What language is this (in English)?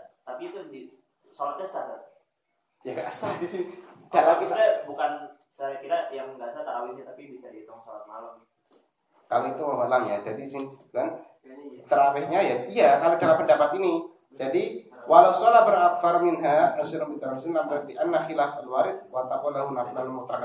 Indonesian